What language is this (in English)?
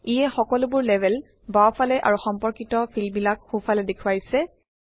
Assamese